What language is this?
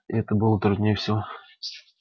Russian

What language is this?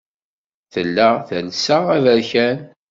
Kabyle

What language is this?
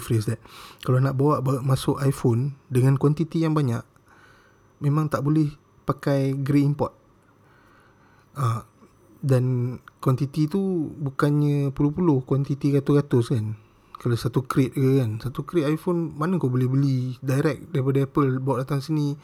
Malay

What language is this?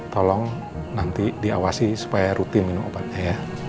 Indonesian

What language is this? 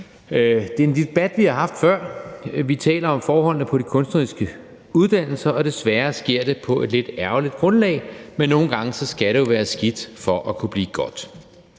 Danish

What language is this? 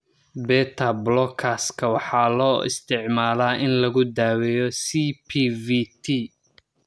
Somali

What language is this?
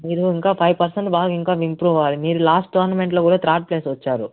Telugu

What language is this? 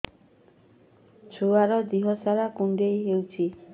Odia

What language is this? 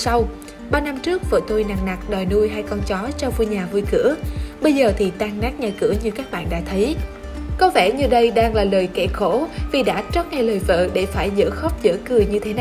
Vietnamese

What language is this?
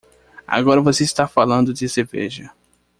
Portuguese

